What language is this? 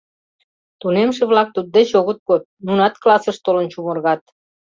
Mari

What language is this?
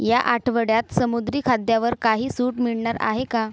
Marathi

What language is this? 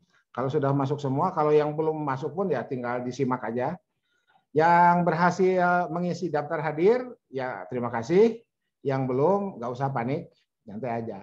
Indonesian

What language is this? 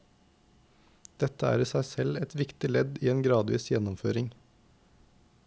Norwegian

